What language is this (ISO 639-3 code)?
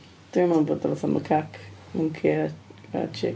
cym